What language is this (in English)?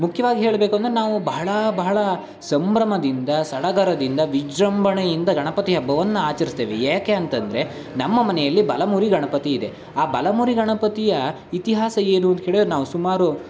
Kannada